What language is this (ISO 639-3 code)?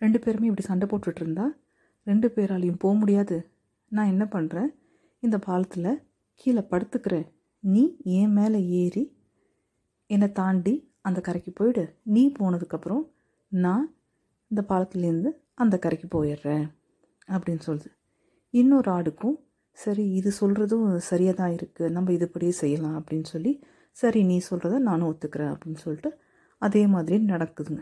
tam